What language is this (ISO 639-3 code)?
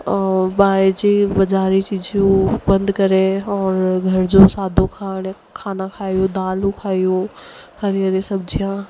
snd